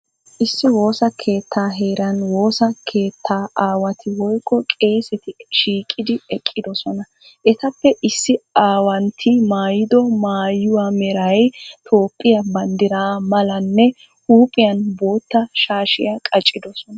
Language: Wolaytta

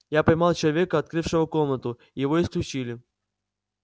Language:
Russian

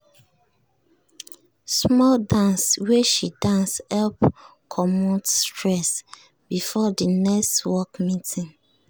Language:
Nigerian Pidgin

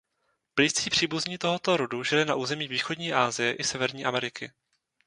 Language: Czech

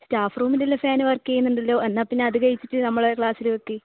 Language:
Malayalam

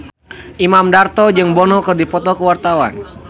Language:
Sundanese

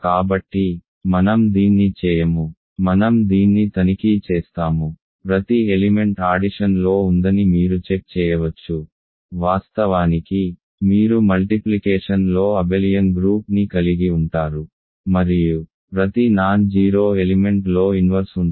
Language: Telugu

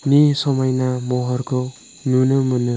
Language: Bodo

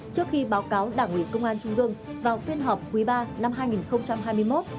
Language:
Vietnamese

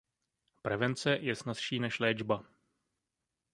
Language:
Czech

